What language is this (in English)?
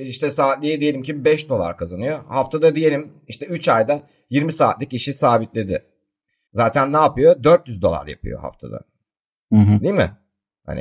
Turkish